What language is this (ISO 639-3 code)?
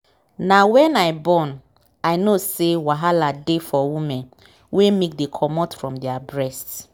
pcm